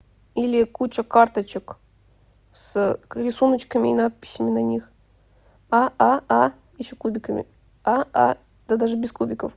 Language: Russian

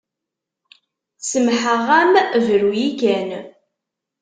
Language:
Kabyle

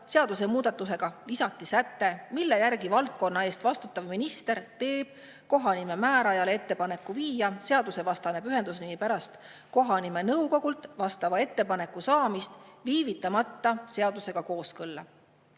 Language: Estonian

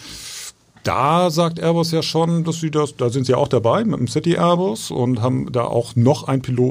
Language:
German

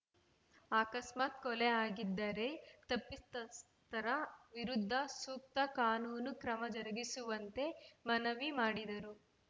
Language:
Kannada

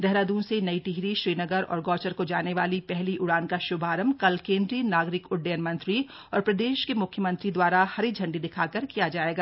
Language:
Hindi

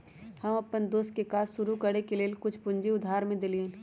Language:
Magahi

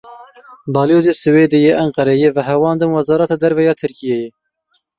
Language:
Kurdish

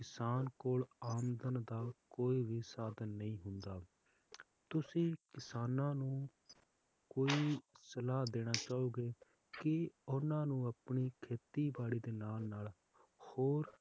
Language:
Punjabi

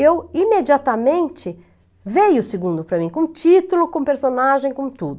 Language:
Portuguese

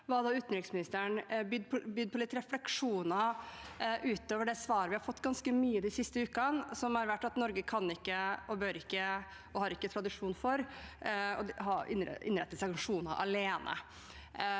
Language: Norwegian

